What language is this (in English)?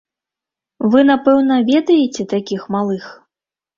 Belarusian